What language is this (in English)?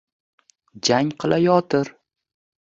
Uzbek